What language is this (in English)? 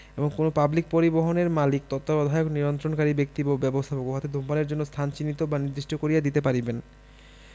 Bangla